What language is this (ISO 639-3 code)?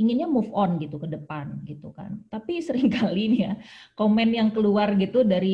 ind